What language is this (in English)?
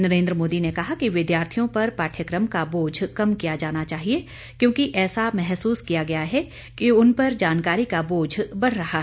Hindi